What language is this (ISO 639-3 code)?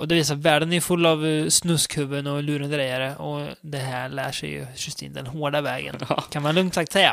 swe